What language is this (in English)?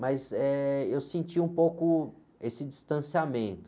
Portuguese